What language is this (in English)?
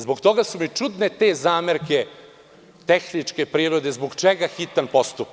Serbian